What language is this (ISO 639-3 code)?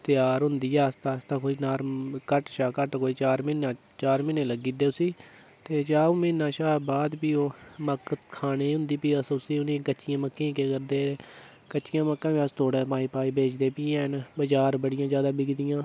doi